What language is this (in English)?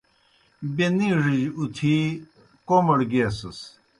Kohistani Shina